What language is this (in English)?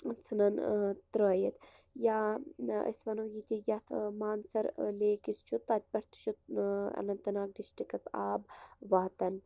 Kashmiri